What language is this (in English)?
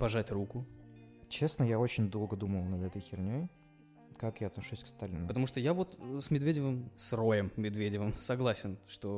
Russian